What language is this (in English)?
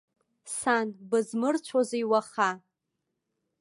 Abkhazian